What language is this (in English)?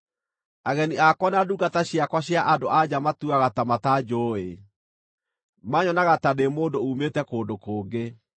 Kikuyu